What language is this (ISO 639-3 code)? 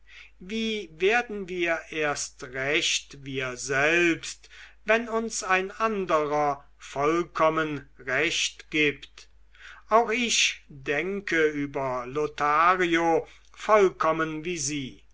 deu